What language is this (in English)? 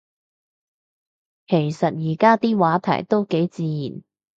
Cantonese